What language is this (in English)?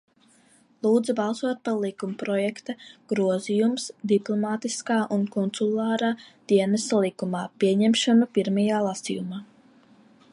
Latvian